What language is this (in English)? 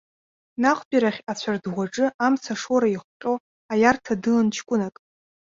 Abkhazian